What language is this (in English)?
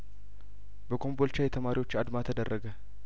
Amharic